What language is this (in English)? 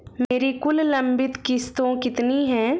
Hindi